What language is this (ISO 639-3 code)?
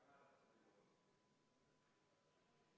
est